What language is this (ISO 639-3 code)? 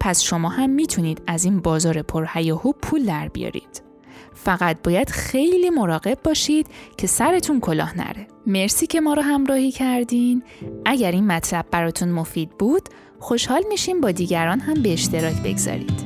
fas